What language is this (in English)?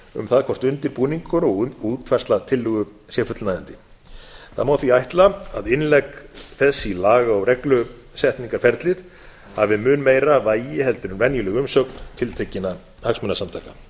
Icelandic